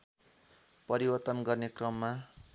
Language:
Nepali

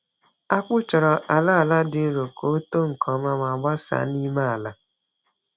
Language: Igbo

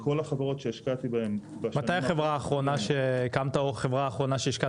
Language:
Hebrew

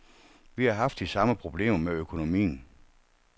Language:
Danish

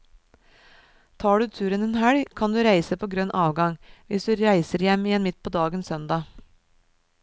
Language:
Norwegian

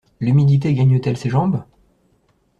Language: French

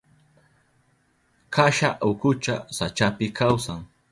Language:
Southern Pastaza Quechua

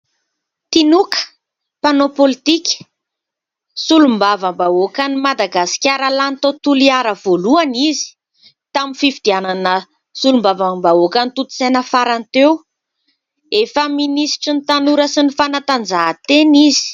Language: Malagasy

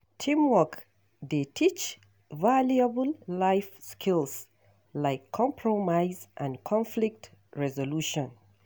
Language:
Nigerian Pidgin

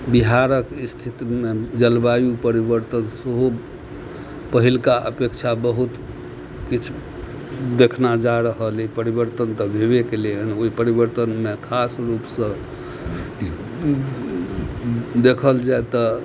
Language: Maithili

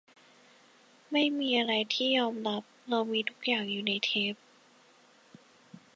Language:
Thai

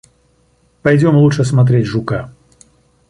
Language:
Russian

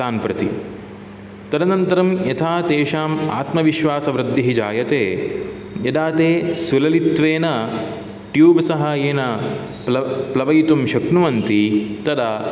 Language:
Sanskrit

